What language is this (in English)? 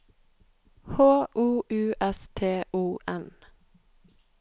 Norwegian